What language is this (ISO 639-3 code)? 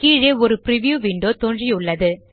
tam